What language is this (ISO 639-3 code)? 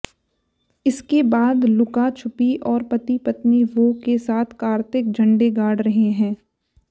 hin